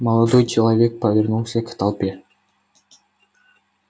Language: Russian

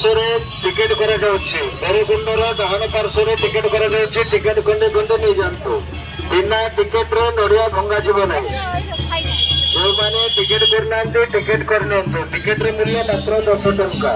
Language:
Odia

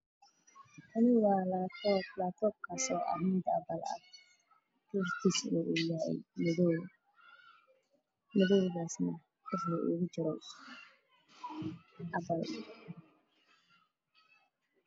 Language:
Somali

